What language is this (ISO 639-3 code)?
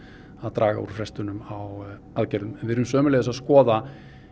isl